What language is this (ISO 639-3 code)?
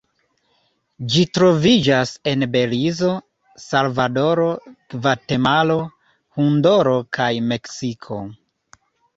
epo